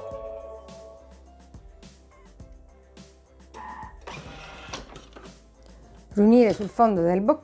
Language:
Italian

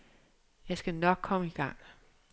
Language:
Danish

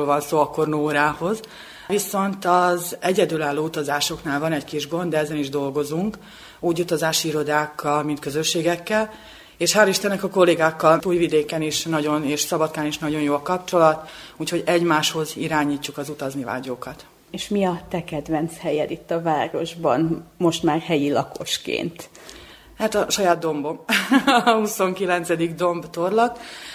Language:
Hungarian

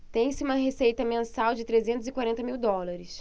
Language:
Portuguese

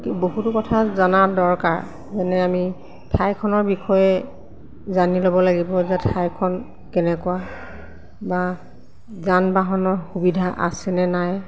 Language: Assamese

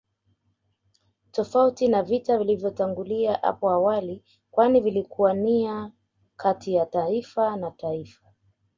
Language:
Swahili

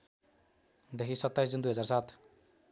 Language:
Nepali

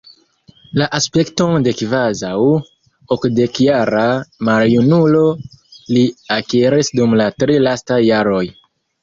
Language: Esperanto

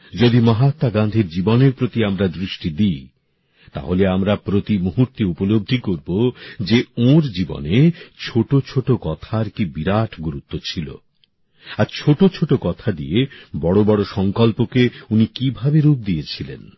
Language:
Bangla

